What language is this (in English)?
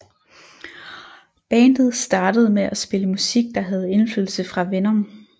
Danish